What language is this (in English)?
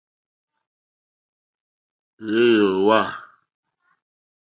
Mokpwe